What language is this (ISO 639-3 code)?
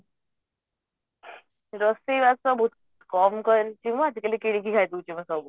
ori